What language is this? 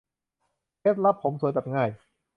Thai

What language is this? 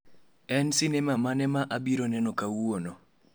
Luo (Kenya and Tanzania)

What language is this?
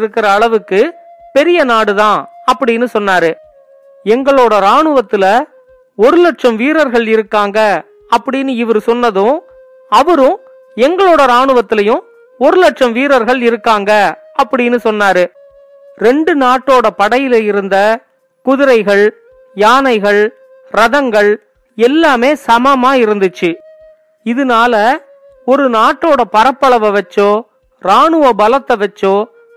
Tamil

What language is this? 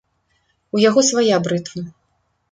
Belarusian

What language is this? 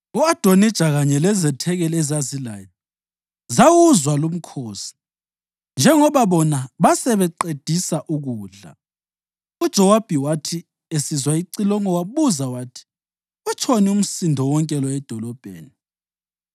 North Ndebele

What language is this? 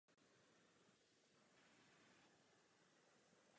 Czech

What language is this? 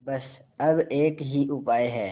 Hindi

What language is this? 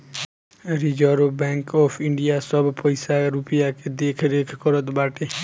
Bhojpuri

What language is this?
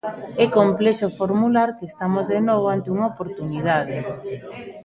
Galician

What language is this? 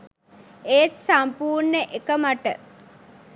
Sinhala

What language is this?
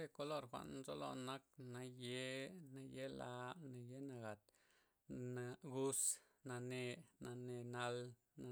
Loxicha Zapotec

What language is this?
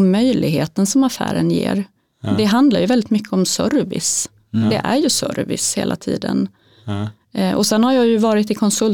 Swedish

